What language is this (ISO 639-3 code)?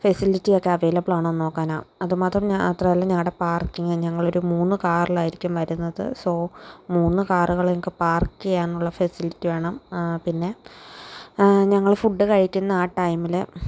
mal